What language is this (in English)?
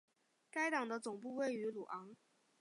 Chinese